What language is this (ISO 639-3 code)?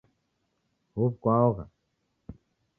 dav